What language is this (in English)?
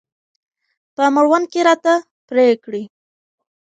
Pashto